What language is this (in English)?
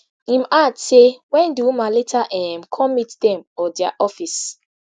Nigerian Pidgin